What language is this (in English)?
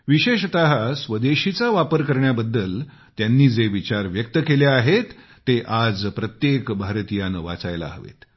Marathi